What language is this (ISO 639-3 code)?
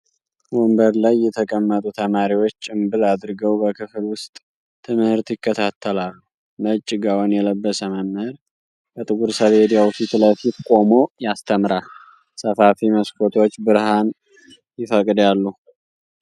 amh